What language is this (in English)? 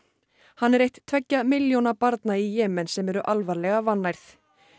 Icelandic